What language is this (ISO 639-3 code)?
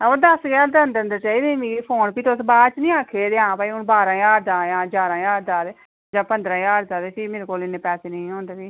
doi